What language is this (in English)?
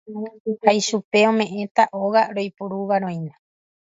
Guarani